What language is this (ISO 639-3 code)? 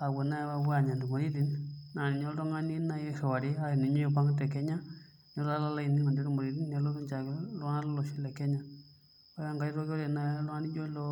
mas